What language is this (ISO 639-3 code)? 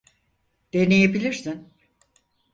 tur